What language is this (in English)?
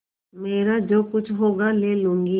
Hindi